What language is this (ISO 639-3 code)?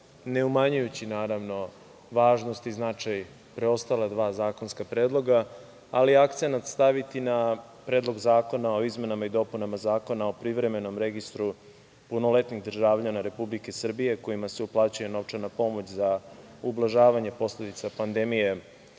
srp